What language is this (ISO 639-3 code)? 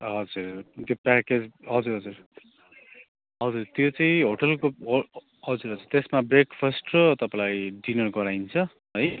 nep